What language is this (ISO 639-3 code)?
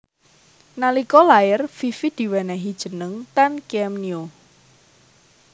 jav